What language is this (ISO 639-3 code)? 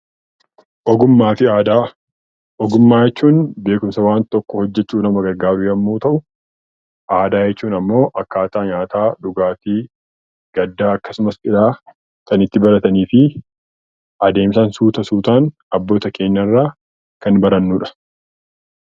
orm